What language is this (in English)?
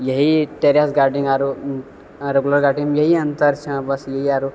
Maithili